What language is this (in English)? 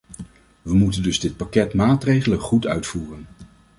Dutch